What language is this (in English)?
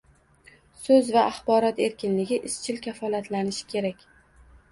Uzbek